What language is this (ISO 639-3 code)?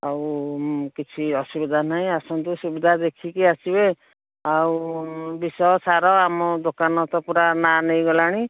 ori